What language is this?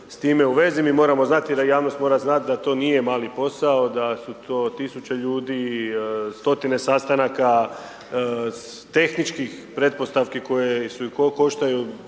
Croatian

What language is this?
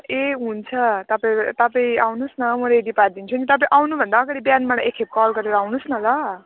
Nepali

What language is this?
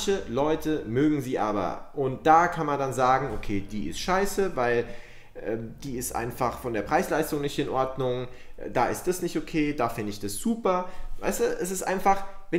German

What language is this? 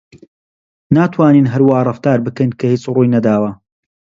Central Kurdish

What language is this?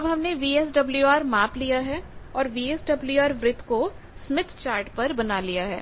Hindi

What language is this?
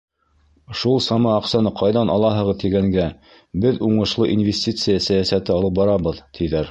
Bashkir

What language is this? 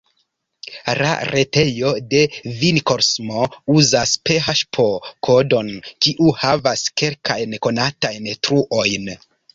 Esperanto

